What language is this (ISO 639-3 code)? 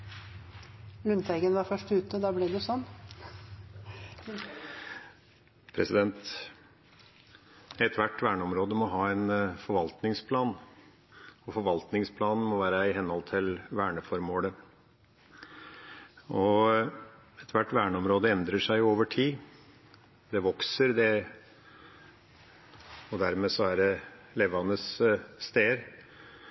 nob